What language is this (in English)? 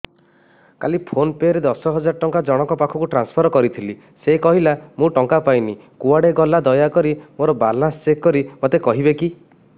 Odia